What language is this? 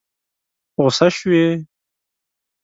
Pashto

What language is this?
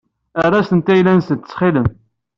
Kabyle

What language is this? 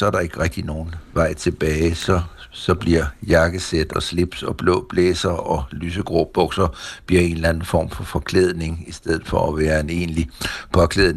Danish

